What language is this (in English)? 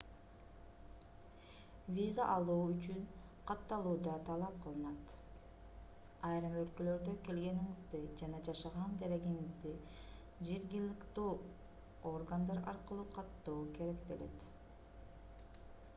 Kyrgyz